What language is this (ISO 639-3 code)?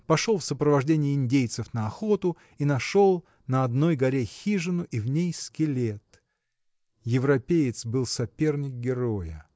rus